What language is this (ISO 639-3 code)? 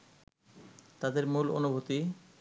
ben